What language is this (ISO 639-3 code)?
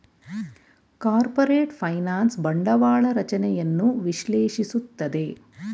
kan